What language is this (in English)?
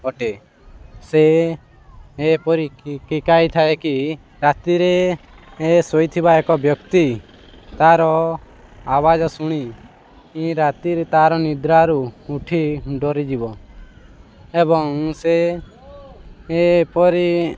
Odia